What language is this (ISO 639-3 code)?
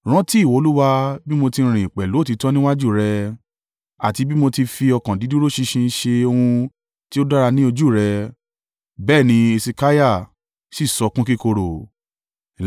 yor